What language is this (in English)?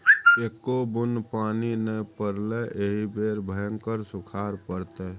Maithili